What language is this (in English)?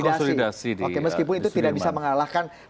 Indonesian